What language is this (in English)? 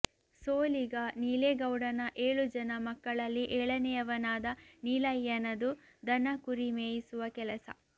Kannada